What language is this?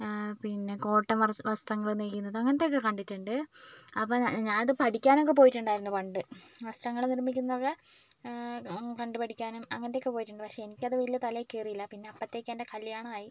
Malayalam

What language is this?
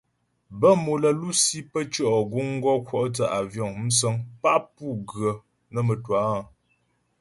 Ghomala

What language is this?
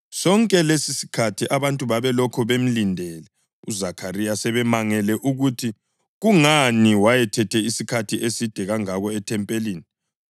North Ndebele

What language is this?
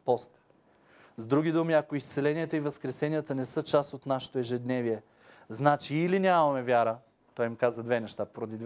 Bulgarian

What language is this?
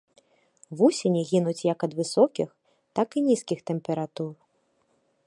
Belarusian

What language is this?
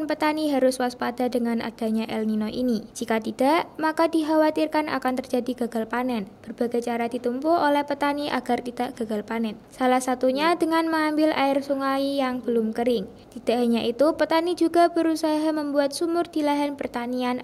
Indonesian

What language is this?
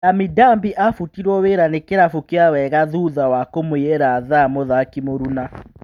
Kikuyu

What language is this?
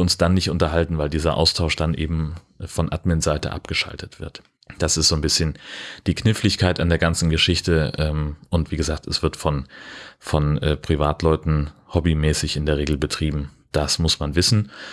German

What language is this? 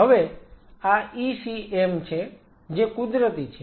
Gujarati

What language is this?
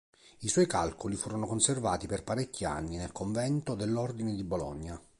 Italian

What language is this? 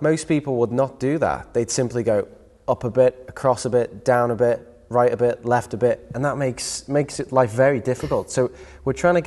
English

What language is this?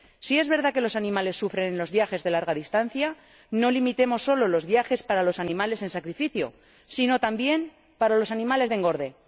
Spanish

